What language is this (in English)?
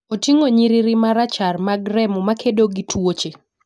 Luo (Kenya and Tanzania)